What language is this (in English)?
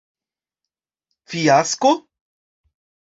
Esperanto